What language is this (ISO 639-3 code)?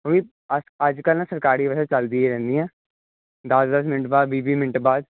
pan